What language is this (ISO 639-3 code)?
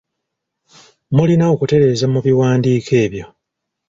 lug